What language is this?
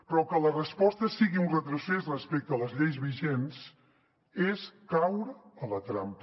Catalan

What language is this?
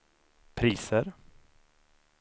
Swedish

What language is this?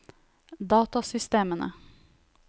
Norwegian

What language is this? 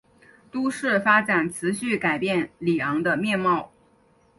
Chinese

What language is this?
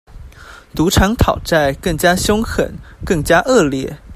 Chinese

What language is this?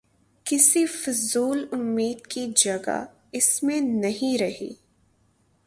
Urdu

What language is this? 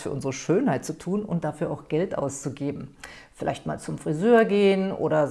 German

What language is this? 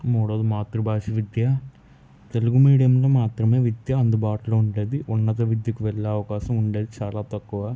Telugu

